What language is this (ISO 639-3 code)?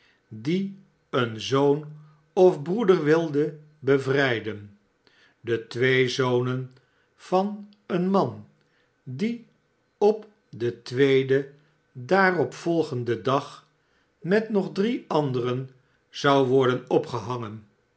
nld